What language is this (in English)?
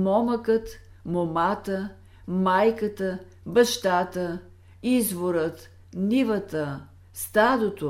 Bulgarian